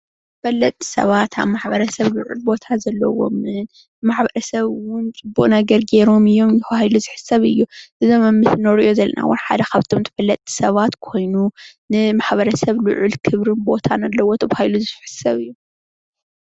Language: Tigrinya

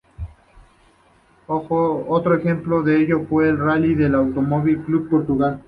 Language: Spanish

